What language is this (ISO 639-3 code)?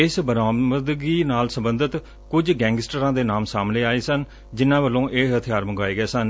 pan